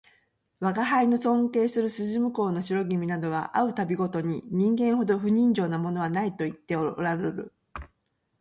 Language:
Japanese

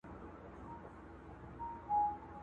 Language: Pashto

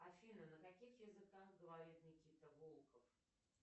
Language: Russian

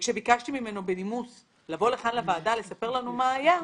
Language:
Hebrew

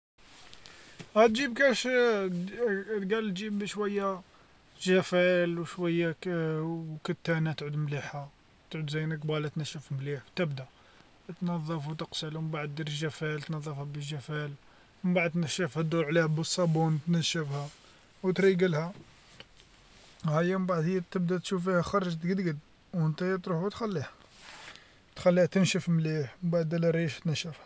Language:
Algerian Arabic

